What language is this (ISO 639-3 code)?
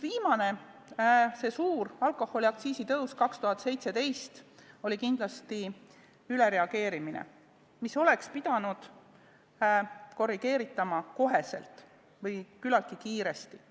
est